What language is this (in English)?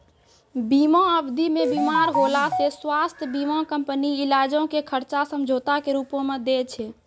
Maithili